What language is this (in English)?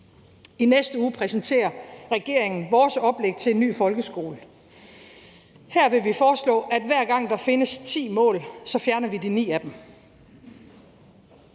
Danish